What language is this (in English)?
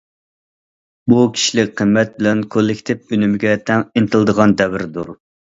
Uyghur